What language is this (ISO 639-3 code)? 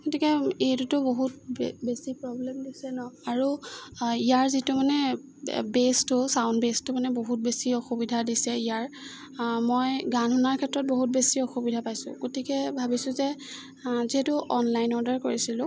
asm